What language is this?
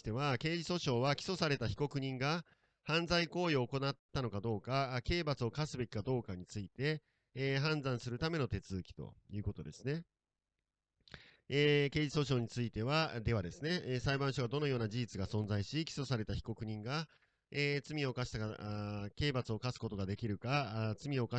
Japanese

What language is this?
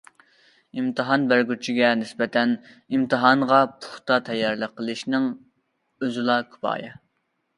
Uyghur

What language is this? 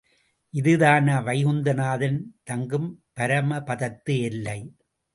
Tamil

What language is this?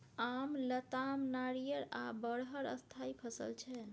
Maithili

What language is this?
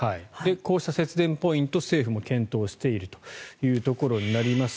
Japanese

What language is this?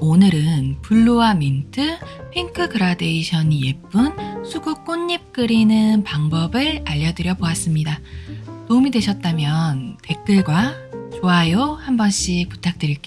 Korean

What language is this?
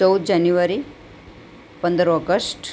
Gujarati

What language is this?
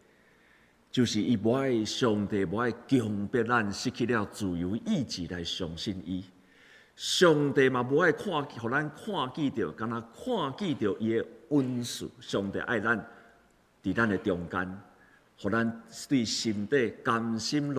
Chinese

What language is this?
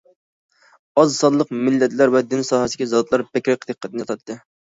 Uyghur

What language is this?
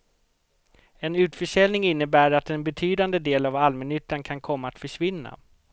Swedish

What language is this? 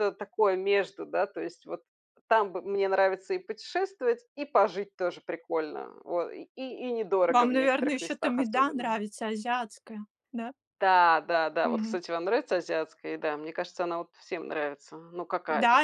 Russian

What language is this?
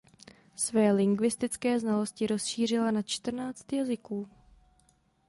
Czech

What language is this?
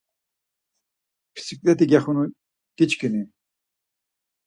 Laz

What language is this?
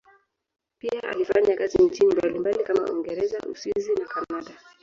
Swahili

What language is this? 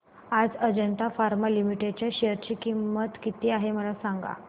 Marathi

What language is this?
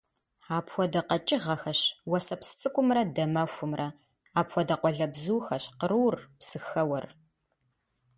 Kabardian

